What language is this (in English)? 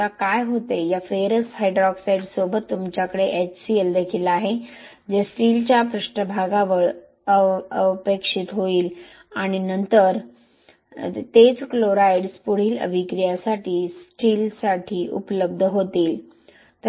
Marathi